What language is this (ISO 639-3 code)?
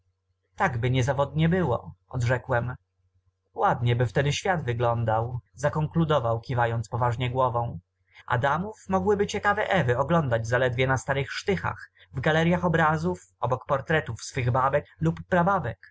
pol